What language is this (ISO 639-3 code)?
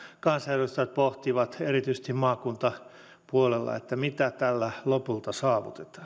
fin